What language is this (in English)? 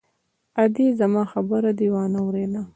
Pashto